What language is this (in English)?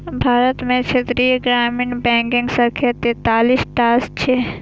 Maithili